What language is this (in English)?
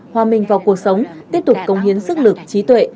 Vietnamese